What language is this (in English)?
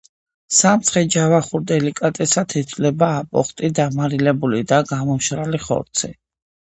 Georgian